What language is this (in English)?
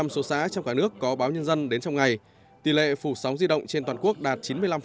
Vietnamese